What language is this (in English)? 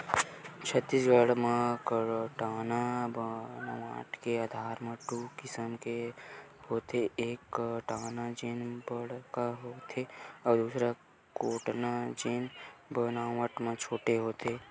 Chhattisgarhi